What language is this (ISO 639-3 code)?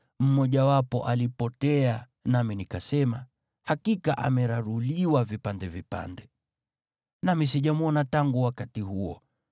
swa